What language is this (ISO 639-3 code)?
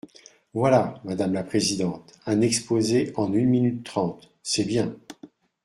fra